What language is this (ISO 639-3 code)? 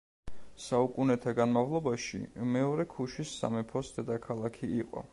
kat